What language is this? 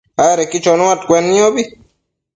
Matsés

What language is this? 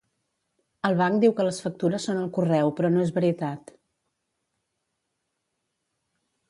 Catalan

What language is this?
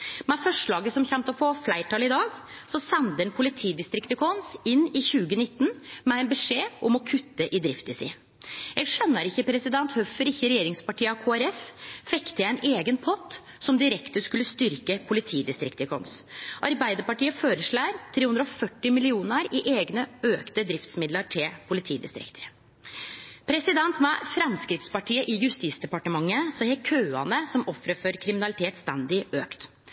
Norwegian Nynorsk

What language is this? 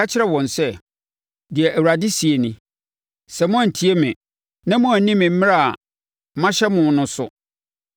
Akan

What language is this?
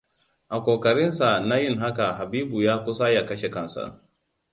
Hausa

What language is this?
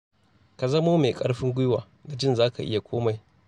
Hausa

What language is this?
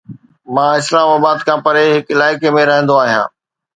Sindhi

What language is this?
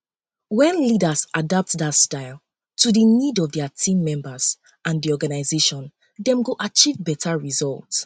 Nigerian Pidgin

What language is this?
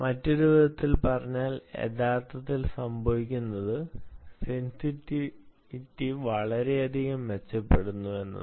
Malayalam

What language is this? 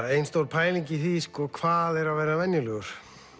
Icelandic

